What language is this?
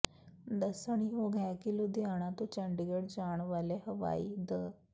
Punjabi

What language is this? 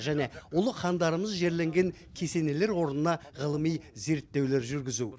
Kazakh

